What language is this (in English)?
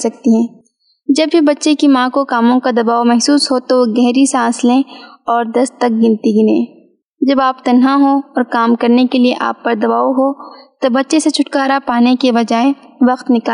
Urdu